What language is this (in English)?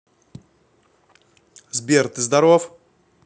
Russian